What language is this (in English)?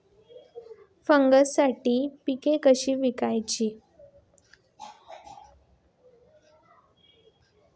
Marathi